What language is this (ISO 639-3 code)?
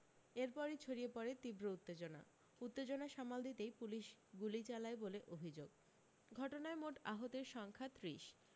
ben